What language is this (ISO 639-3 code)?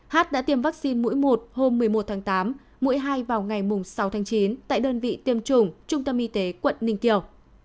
vie